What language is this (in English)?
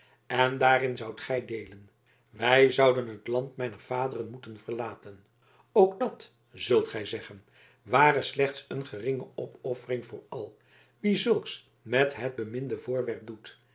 Dutch